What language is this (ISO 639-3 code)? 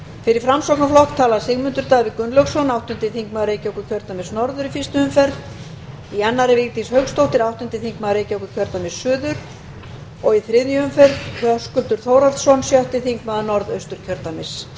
isl